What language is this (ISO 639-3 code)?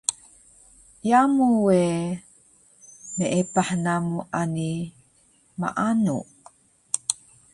trv